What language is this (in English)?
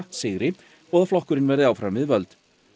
Icelandic